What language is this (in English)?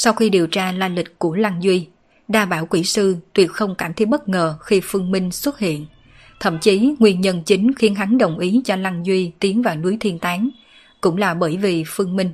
Vietnamese